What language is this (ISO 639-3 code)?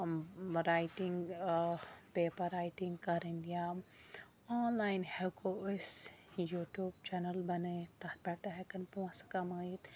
kas